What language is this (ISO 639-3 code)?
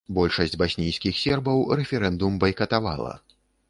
bel